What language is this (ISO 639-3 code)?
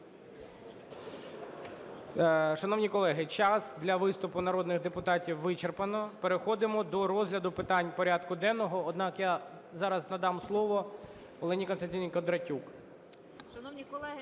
ukr